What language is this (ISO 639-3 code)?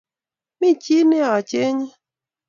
kln